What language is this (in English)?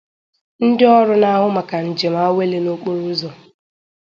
Igbo